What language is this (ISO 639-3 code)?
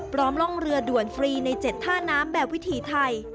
tha